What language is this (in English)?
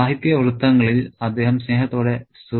Malayalam